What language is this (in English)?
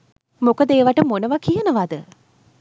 Sinhala